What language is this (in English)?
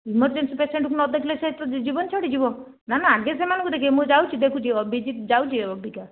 Odia